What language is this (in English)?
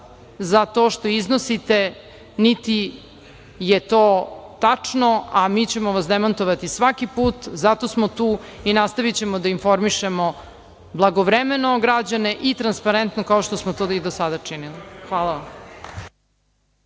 Serbian